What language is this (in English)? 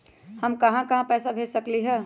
Magahi